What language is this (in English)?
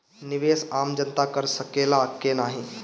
Bhojpuri